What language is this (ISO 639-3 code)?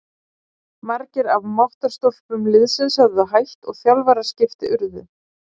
isl